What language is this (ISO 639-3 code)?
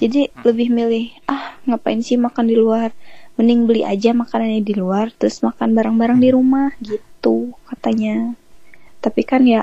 ind